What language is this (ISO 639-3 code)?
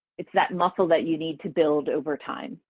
eng